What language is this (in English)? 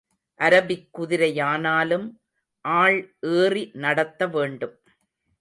Tamil